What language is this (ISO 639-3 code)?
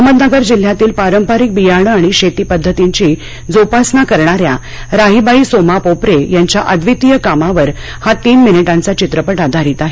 mar